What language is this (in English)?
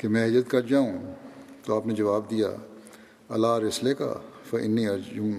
Urdu